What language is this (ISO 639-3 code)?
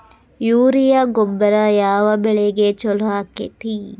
kan